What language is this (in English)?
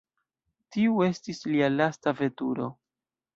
Esperanto